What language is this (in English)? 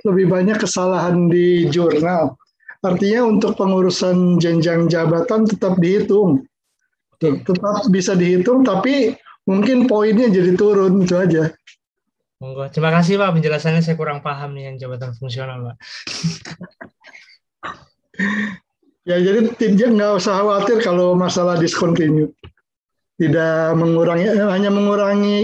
Indonesian